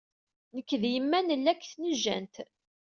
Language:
Kabyle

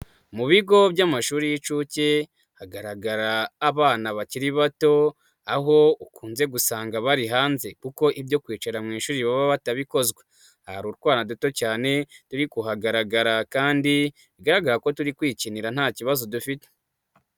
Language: Kinyarwanda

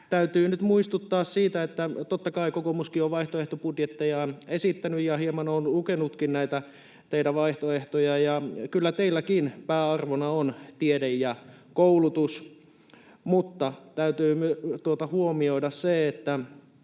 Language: Finnish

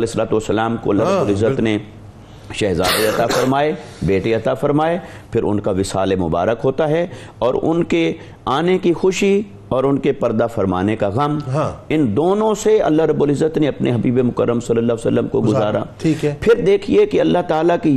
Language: Urdu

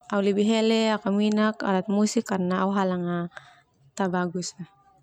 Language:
Termanu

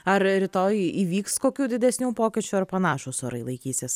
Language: Lithuanian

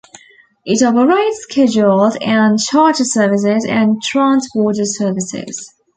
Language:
English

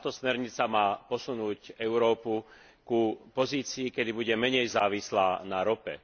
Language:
Slovak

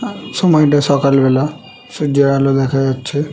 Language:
Bangla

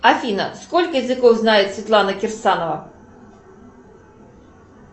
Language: Russian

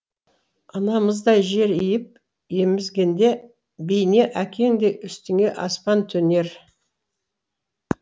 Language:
Kazakh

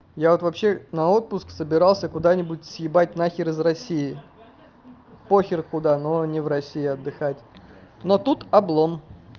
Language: Russian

